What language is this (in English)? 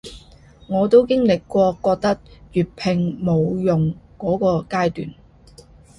Cantonese